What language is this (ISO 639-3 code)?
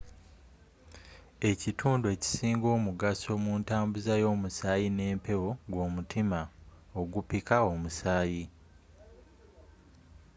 lug